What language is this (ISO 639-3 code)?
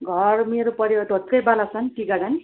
nep